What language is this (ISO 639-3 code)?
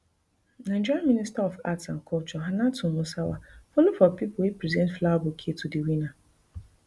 pcm